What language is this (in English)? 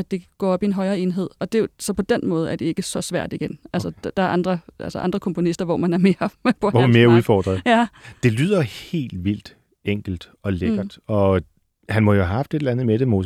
Danish